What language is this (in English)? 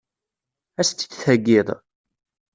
Kabyle